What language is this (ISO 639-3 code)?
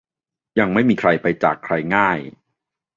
tha